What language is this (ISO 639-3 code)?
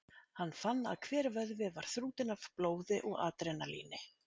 isl